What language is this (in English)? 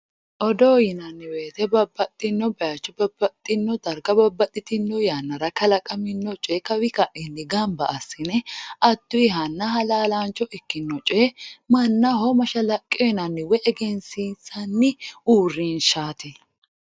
Sidamo